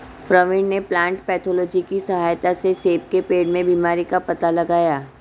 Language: Hindi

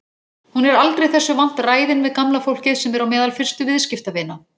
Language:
Icelandic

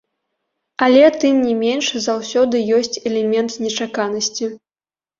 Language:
Belarusian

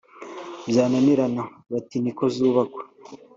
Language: Kinyarwanda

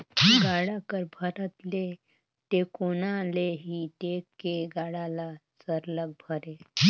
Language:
Chhattisgarhi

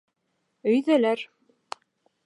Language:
Bashkir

